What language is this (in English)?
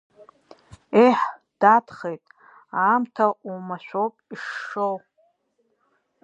Abkhazian